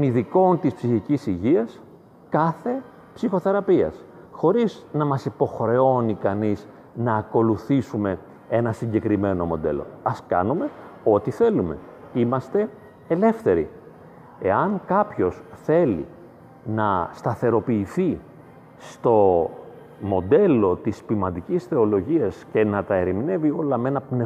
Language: Greek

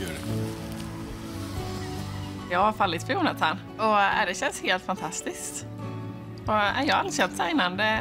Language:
Swedish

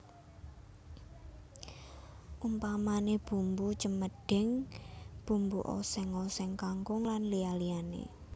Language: Javanese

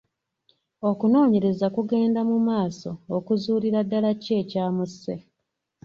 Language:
Ganda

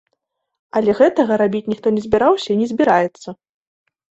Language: Belarusian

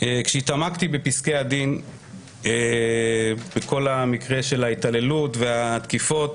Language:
Hebrew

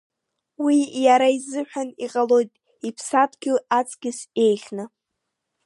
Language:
Abkhazian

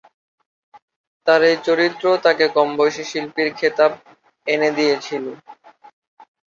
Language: Bangla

